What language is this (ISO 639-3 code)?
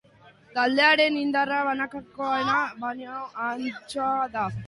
eus